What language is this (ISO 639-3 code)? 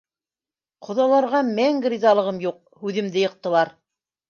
bak